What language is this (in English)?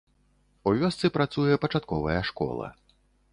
Belarusian